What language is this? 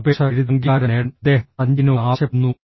Malayalam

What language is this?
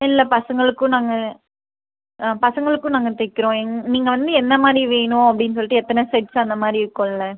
Tamil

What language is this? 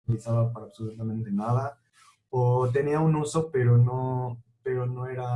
Spanish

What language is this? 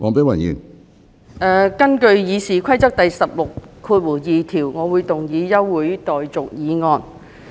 Cantonese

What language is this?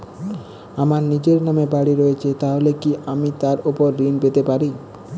Bangla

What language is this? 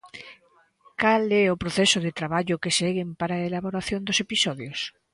Galician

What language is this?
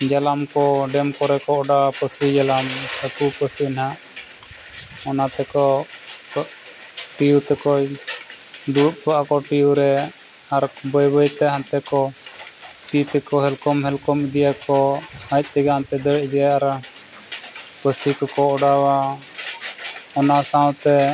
Santali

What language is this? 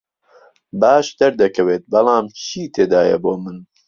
Central Kurdish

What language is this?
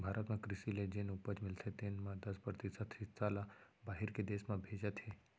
Chhattisgarhi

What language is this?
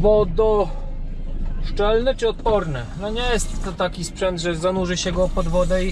Polish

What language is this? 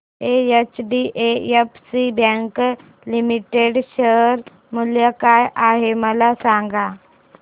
Marathi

